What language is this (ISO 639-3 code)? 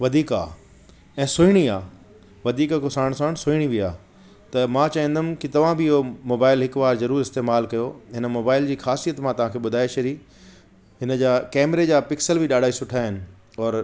snd